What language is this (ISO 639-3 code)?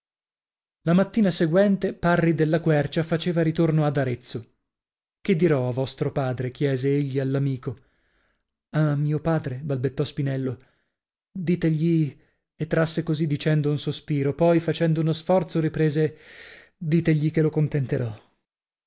ita